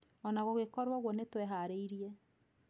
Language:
Kikuyu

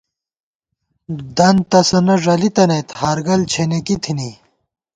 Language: Gawar-Bati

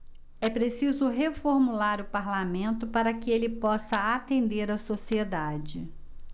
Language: Portuguese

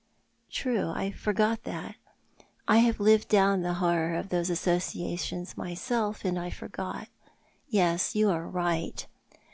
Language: English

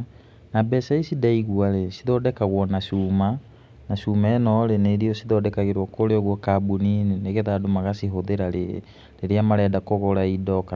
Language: Kikuyu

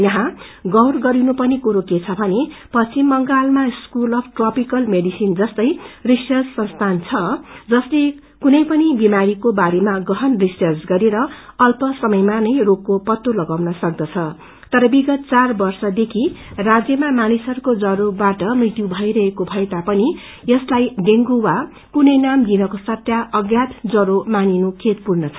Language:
Nepali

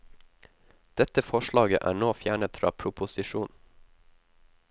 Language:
Norwegian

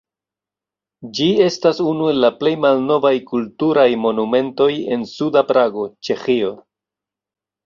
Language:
Esperanto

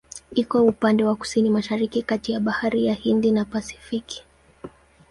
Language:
Swahili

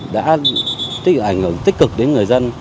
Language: Vietnamese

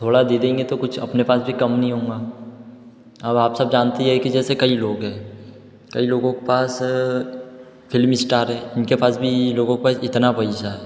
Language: Hindi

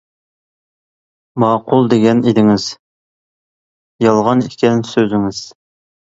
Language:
Uyghur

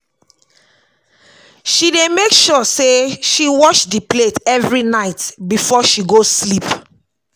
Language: Nigerian Pidgin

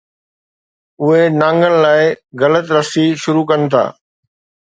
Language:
Sindhi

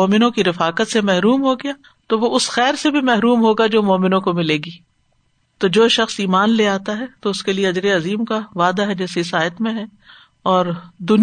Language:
Urdu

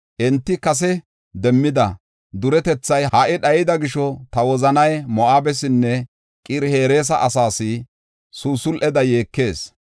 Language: Gofa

